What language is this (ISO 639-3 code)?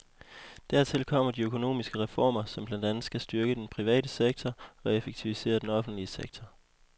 dan